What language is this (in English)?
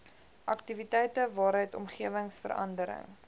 Afrikaans